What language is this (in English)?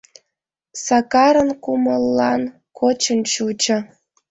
Mari